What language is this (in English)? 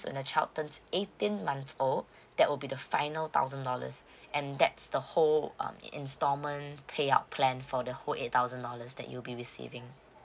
English